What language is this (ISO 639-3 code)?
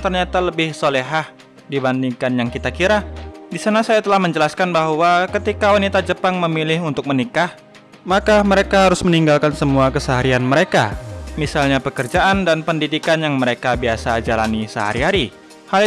ind